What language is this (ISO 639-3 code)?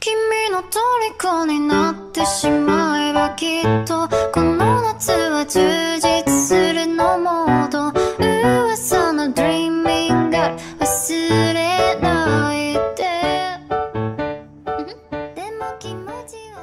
kor